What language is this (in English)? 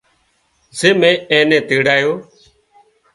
Wadiyara Koli